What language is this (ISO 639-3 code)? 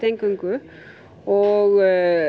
isl